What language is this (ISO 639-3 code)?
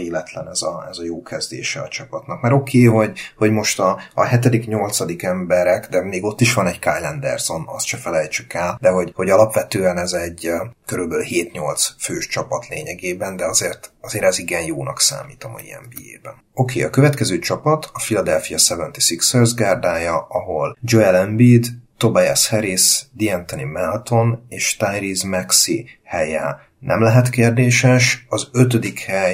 hun